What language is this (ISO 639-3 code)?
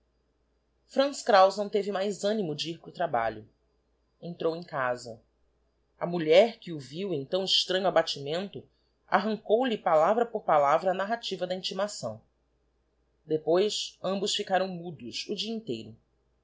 por